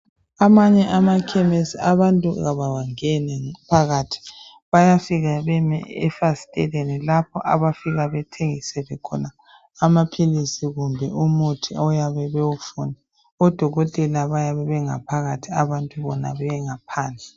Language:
North Ndebele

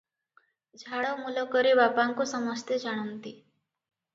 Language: Odia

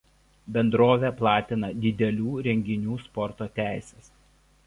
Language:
Lithuanian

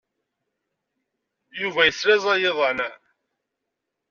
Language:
Kabyle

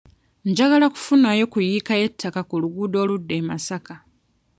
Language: Ganda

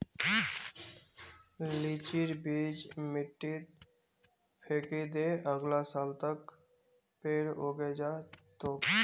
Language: Magahi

